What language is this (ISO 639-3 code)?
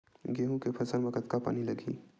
hne